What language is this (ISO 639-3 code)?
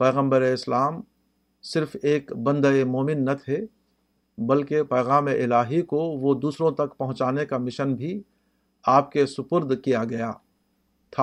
urd